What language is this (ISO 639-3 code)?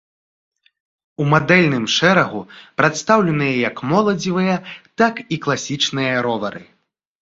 bel